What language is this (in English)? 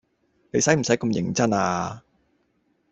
Cantonese